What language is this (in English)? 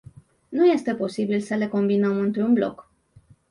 Romanian